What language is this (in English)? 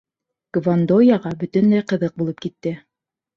Bashkir